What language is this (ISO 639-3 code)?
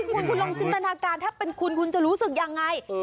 tha